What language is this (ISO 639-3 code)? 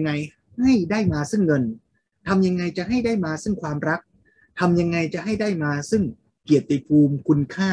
tha